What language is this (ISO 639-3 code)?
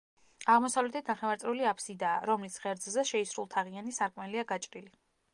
kat